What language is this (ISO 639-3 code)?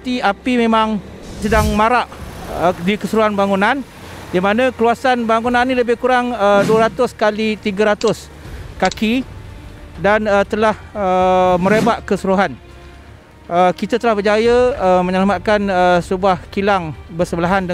msa